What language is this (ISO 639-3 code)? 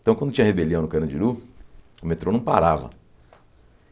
por